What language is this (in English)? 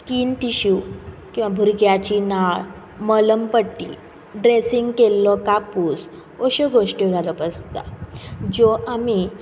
Konkani